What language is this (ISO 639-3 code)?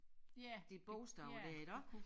dan